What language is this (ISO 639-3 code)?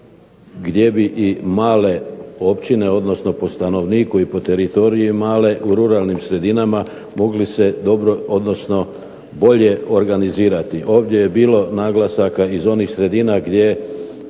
hrv